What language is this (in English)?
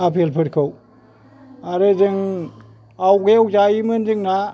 Bodo